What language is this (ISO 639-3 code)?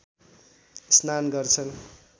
nep